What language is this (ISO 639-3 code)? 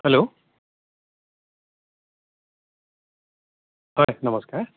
asm